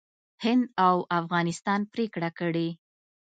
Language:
Pashto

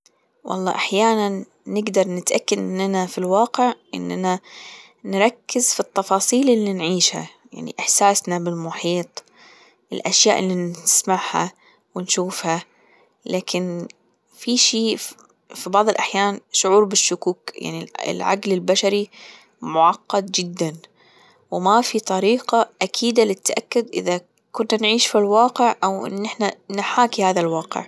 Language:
Gulf Arabic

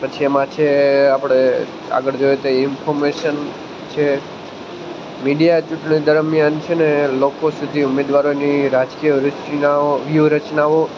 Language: Gujarati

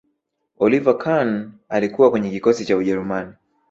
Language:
Swahili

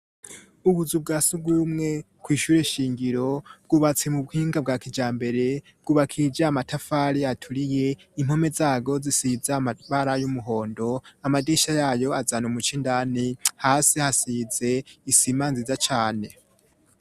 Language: Rundi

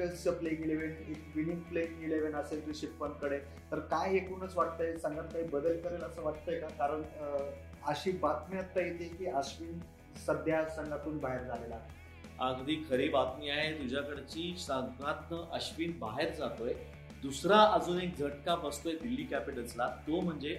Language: Marathi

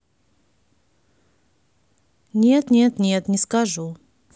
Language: Russian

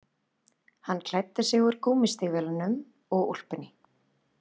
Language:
Icelandic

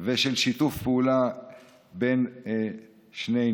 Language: Hebrew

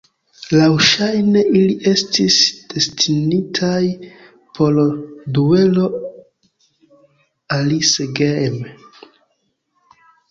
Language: Esperanto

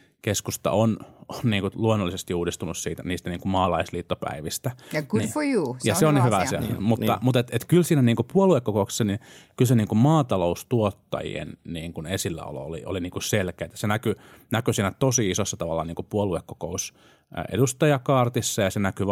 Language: Finnish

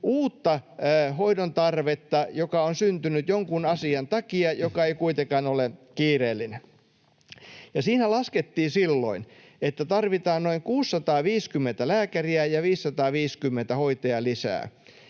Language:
Finnish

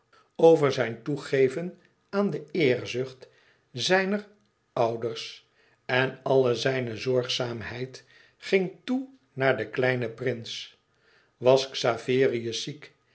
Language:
Dutch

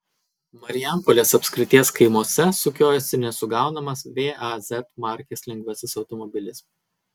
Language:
Lithuanian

